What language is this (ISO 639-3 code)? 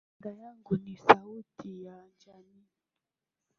swa